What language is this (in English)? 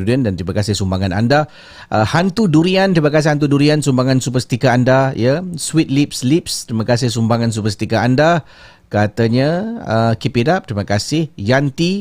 Malay